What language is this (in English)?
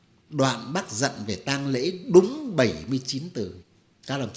Vietnamese